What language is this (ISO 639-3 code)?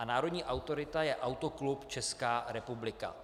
ces